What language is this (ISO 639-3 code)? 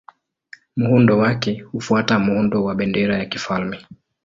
swa